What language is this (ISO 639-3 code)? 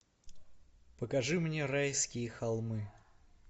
rus